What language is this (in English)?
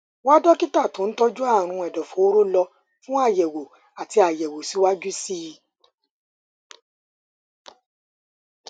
Yoruba